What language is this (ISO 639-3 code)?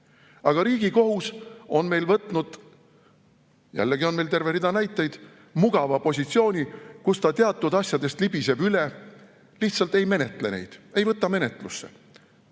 est